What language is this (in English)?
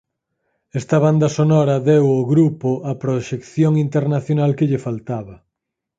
Galician